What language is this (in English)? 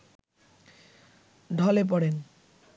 Bangla